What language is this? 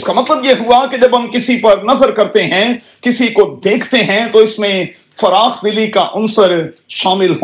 Urdu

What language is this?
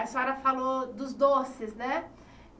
Portuguese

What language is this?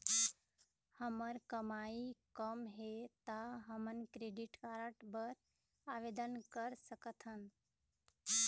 Chhattisgarhi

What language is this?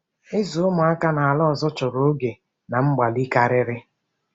Igbo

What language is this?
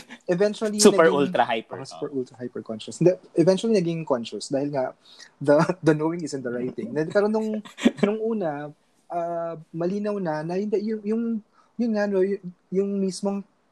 Filipino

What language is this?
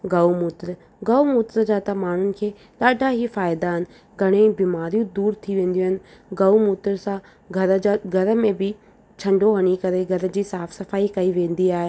Sindhi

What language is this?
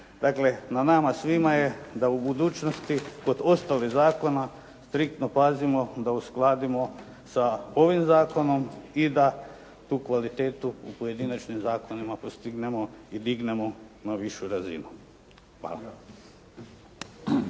Croatian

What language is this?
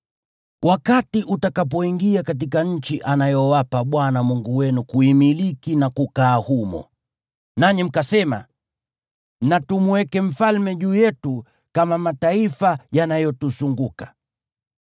Swahili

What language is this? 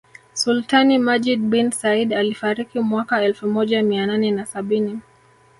Swahili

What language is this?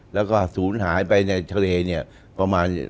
Thai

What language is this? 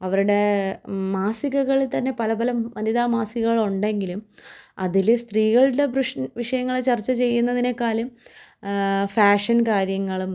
Malayalam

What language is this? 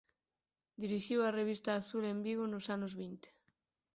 Galician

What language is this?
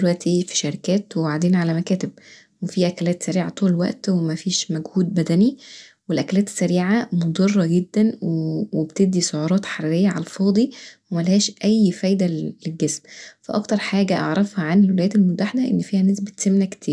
Egyptian Arabic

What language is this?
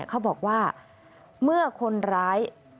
Thai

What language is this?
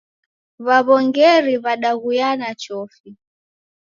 Taita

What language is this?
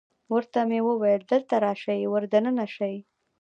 Pashto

